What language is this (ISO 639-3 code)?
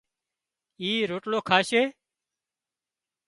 kxp